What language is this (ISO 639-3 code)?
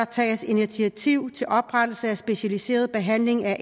dan